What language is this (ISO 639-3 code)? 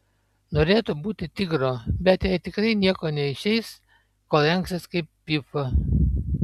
lit